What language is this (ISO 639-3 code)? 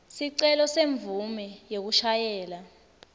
ssw